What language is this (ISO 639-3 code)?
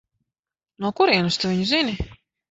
lav